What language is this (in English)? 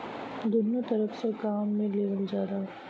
Bhojpuri